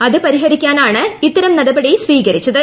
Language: Malayalam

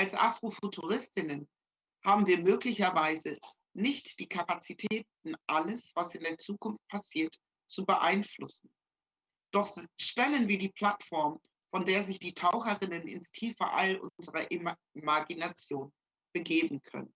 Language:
German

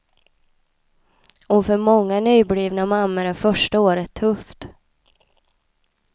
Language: Swedish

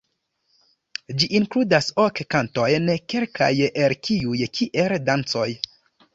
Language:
Esperanto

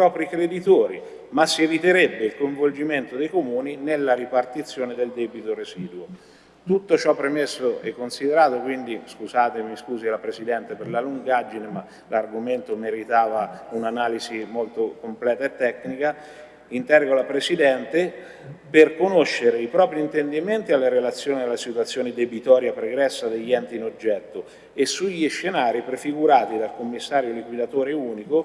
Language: Italian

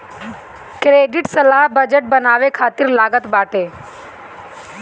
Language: Bhojpuri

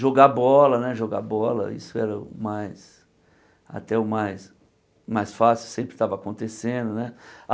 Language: Portuguese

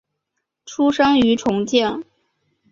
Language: Chinese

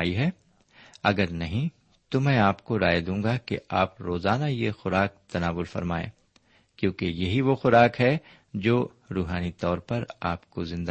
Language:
Urdu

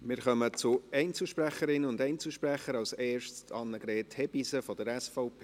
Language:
Swiss German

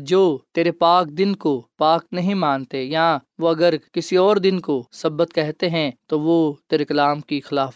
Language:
Urdu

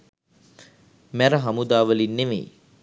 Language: Sinhala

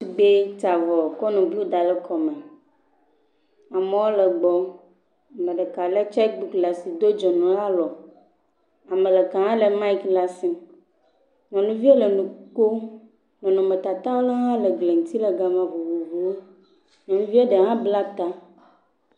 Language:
Ewe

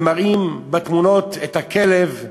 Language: Hebrew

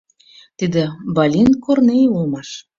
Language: Mari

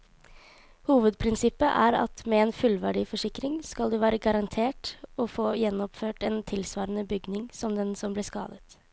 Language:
Norwegian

